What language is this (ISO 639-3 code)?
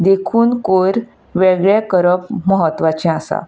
kok